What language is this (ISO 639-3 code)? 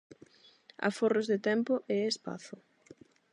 glg